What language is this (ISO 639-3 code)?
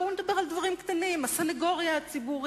heb